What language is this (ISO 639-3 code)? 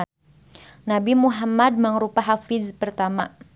sun